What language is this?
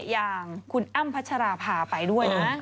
Thai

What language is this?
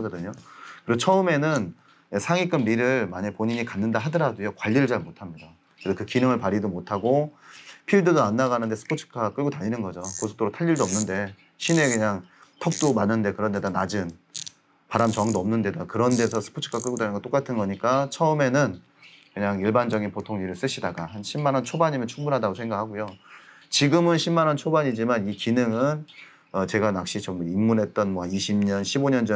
Korean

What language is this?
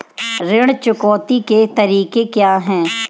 Hindi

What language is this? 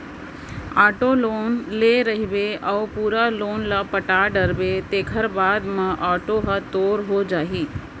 Chhattisgarhi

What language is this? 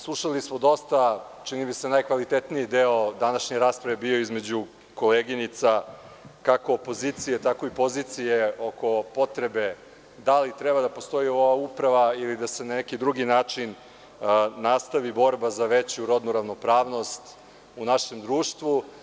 Serbian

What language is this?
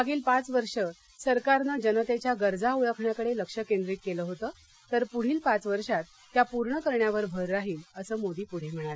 Marathi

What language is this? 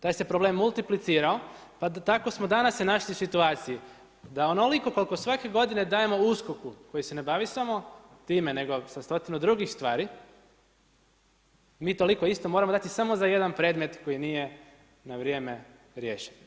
Croatian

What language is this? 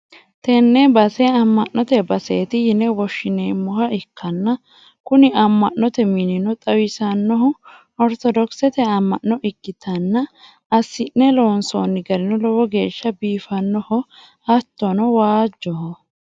Sidamo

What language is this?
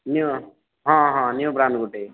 Odia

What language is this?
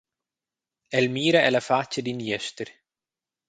Romansh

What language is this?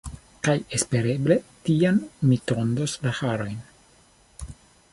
Esperanto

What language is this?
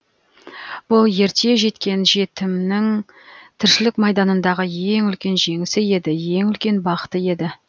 Kazakh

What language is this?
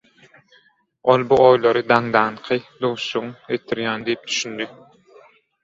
Turkmen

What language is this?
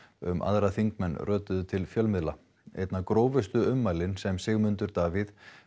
Icelandic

